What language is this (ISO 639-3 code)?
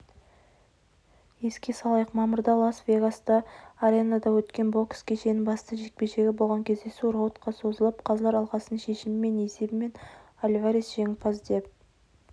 kaz